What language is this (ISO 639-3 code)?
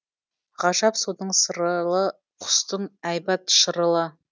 kaz